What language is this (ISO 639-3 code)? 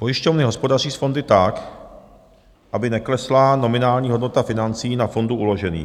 ces